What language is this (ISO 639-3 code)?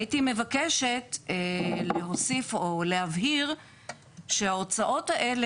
heb